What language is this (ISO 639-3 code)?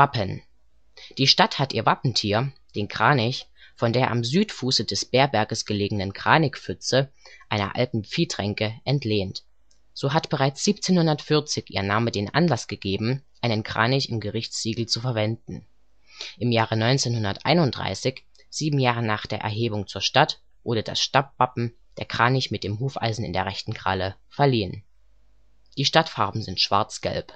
deu